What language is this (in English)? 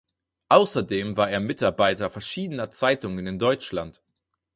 German